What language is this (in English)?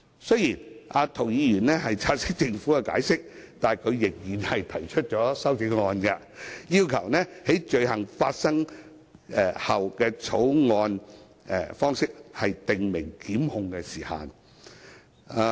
Cantonese